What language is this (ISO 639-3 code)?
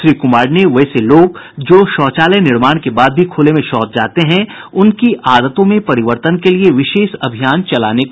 hin